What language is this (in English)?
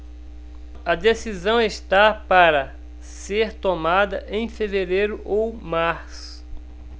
Portuguese